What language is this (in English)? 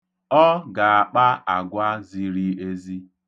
Igbo